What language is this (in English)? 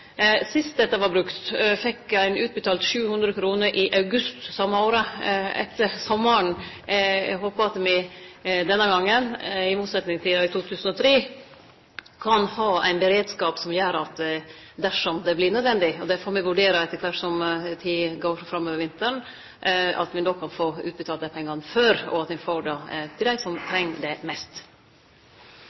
Norwegian Nynorsk